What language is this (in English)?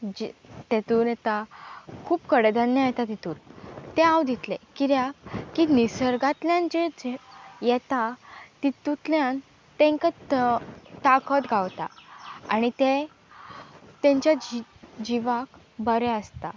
Konkani